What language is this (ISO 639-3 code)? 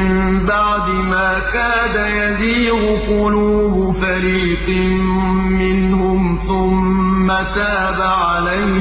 ara